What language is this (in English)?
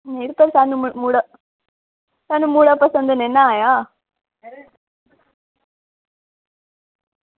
Dogri